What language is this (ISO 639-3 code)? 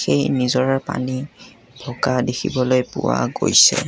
asm